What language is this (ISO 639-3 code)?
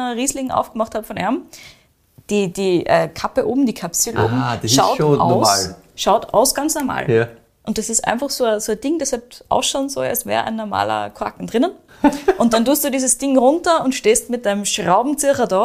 deu